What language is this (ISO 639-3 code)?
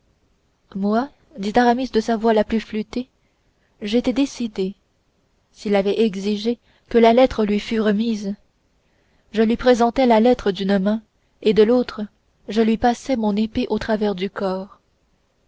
fra